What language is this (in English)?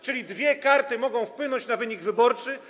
Polish